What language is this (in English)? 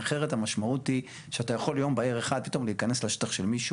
Hebrew